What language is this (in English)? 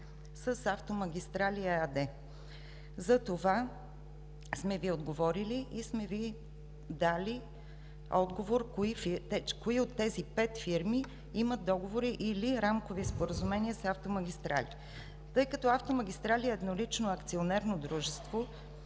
Bulgarian